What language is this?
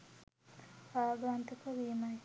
Sinhala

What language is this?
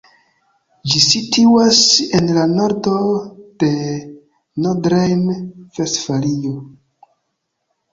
Esperanto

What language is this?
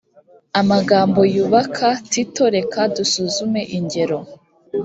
Kinyarwanda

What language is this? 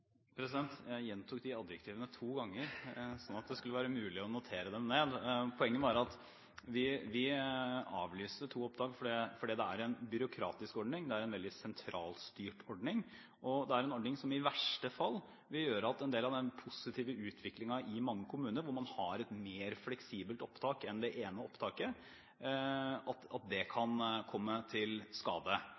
Norwegian Bokmål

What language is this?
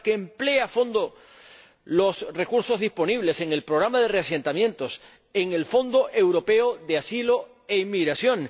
Spanish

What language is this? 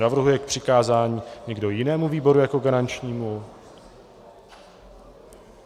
Czech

